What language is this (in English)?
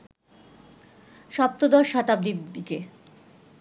Bangla